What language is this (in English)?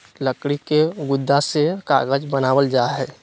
Magahi